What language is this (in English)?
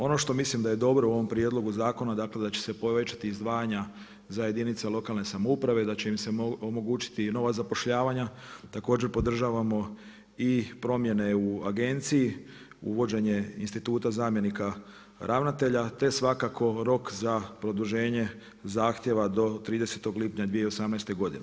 Croatian